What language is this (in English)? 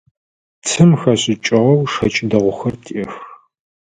Adyghe